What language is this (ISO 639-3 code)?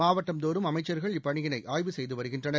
tam